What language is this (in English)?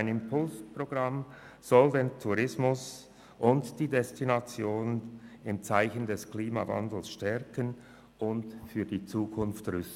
Swiss German